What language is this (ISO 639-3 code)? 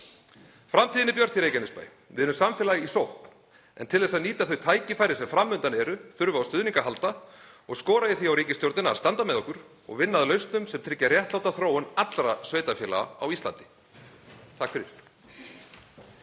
isl